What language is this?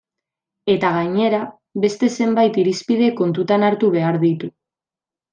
Basque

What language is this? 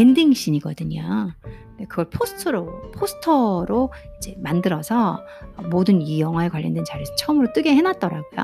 Korean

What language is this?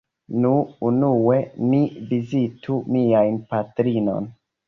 Esperanto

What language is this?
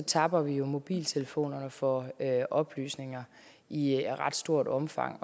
Danish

